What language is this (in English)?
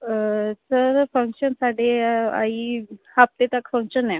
Punjabi